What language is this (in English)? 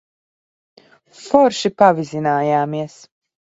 Latvian